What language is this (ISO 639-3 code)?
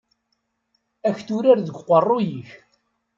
kab